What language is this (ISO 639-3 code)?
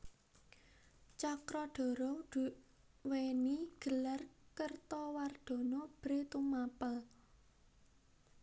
jav